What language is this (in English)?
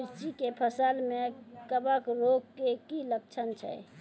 Maithili